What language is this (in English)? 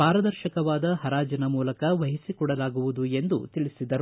Kannada